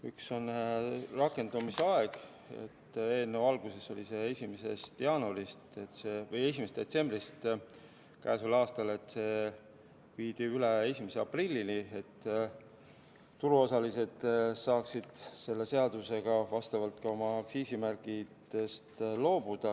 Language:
Estonian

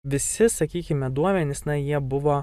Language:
Lithuanian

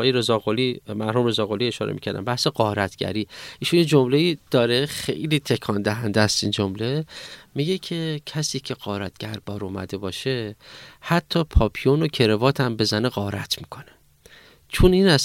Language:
Persian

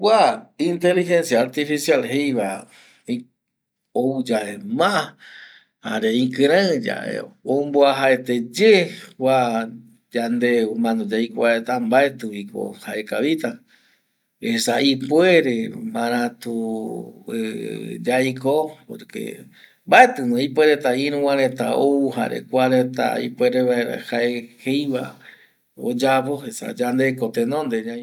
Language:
Eastern Bolivian Guaraní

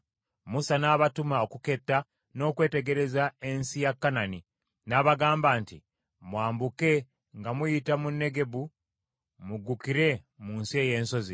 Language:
Ganda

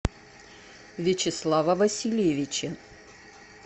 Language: Russian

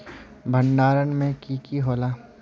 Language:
Magahi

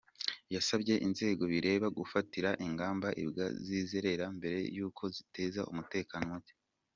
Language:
Kinyarwanda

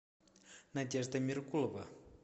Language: Russian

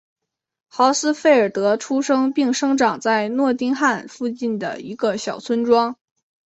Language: Chinese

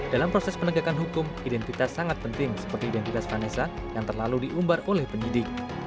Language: Indonesian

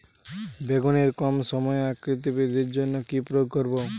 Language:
Bangla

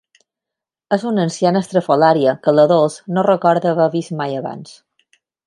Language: Catalan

